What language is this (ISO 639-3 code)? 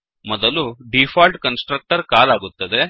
kan